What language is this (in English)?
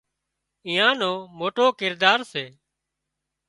Wadiyara Koli